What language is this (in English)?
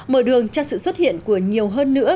Vietnamese